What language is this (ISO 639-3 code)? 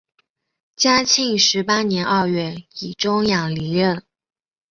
zho